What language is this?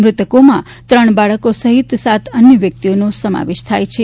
Gujarati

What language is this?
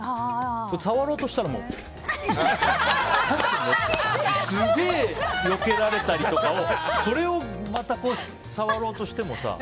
Japanese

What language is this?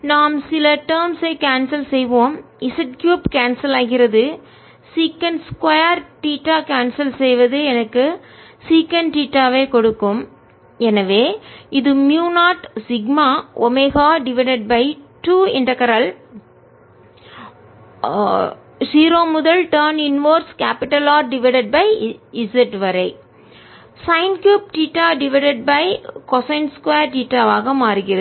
Tamil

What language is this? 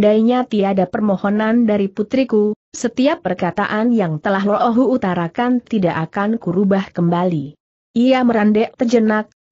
Indonesian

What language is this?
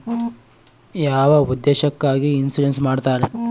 Kannada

